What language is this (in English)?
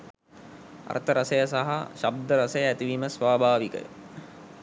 Sinhala